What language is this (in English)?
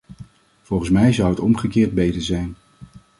Dutch